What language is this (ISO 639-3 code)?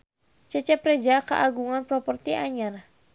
sun